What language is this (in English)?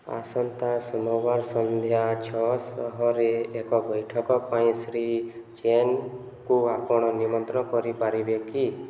Odia